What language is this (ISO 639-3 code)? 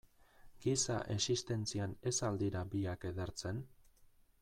eus